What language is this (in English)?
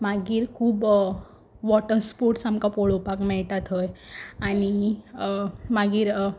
Konkani